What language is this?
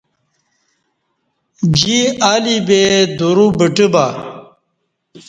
Kati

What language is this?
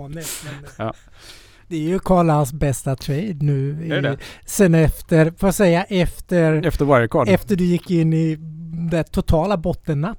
Swedish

